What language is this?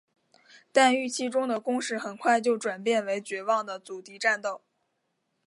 Chinese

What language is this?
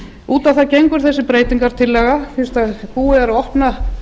Icelandic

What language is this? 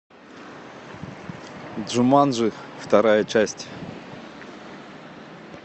Russian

